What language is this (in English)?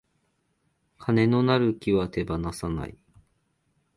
Japanese